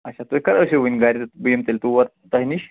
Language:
Kashmiri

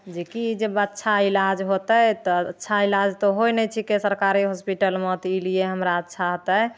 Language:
Maithili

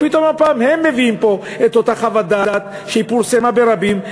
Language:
Hebrew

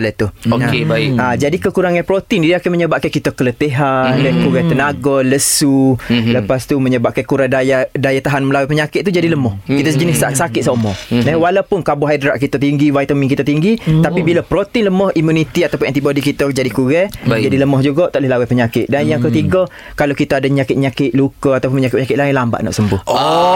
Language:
Malay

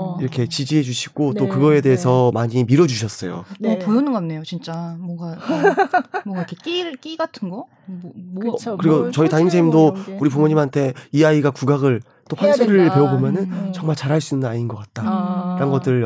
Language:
Korean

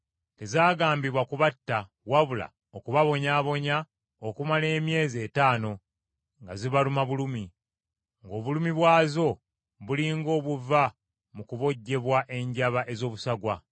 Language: Ganda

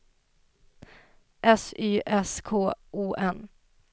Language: Swedish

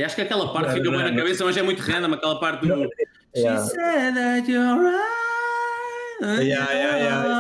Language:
Portuguese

